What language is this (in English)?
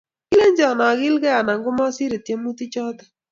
Kalenjin